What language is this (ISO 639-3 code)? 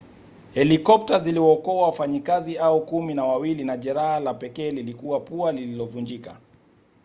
swa